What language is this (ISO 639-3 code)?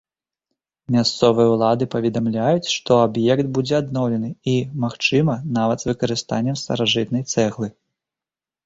bel